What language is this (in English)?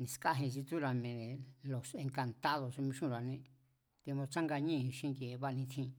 Mazatlán Mazatec